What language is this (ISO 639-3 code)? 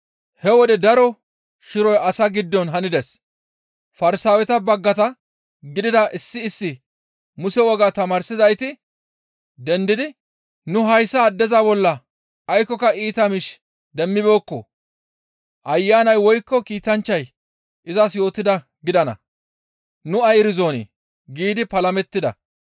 gmv